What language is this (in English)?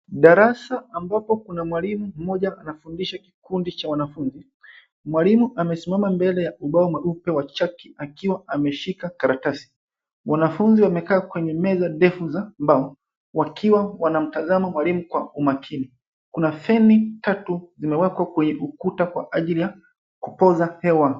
Swahili